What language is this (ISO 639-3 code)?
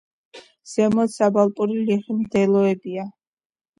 kat